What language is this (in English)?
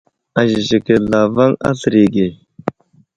Wuzlam